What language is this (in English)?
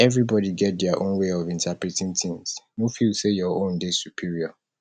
Nigerian Pidgin